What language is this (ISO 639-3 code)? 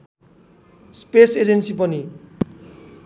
nep